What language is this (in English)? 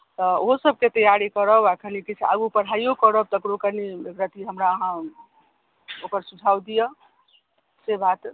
Maithili